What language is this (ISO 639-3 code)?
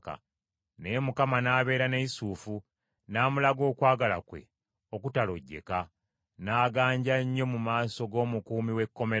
lug